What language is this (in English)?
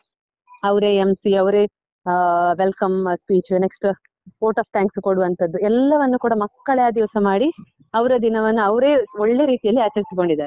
Kannada